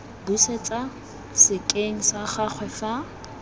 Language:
Tswana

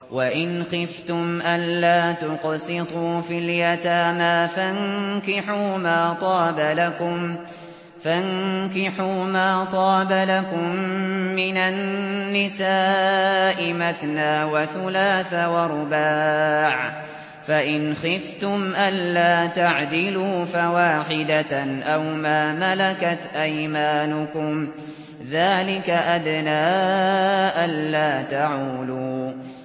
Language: Arabic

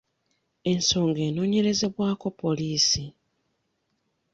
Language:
Ganda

